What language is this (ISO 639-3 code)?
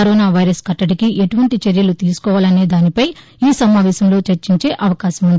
tel